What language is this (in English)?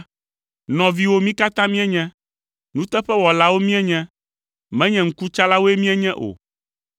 Ewe